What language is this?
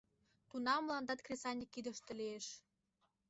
Mari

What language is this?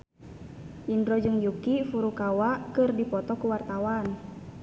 Sundanese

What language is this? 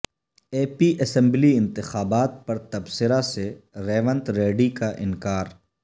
Urdu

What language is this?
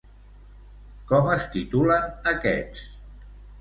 Catalan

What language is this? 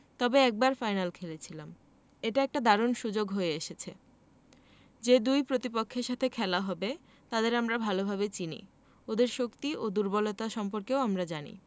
Bangla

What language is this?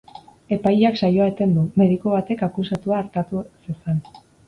Basque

